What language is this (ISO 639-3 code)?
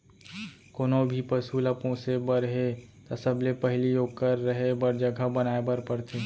hne